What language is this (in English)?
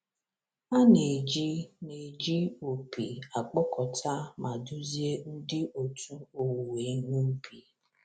Igbo